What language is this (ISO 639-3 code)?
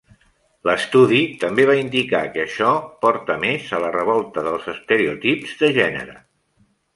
cat